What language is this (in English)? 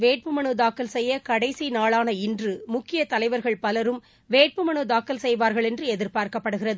Tamil